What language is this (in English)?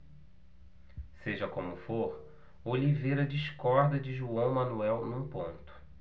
Portuguese